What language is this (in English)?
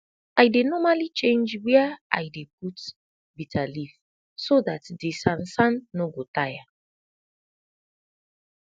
Nigerian Pidgin